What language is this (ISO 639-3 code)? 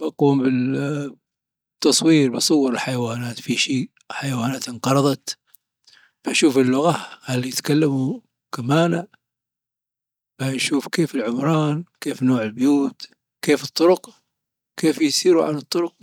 adf